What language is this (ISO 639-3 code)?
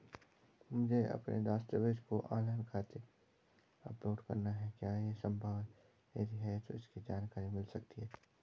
hin